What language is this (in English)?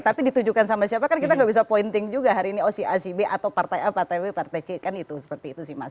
Indonesian